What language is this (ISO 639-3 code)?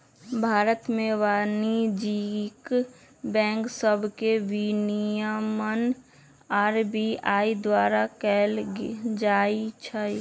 mag